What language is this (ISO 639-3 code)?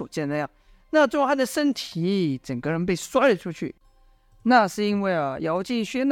zho